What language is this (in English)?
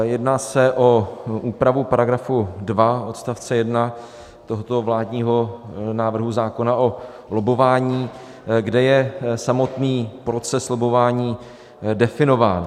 Czech